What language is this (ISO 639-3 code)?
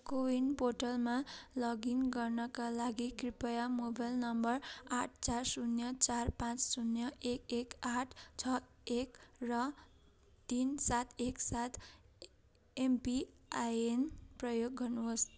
nep